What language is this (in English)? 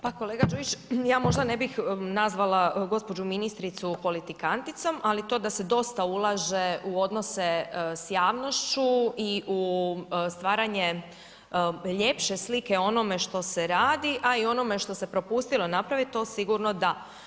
Croatian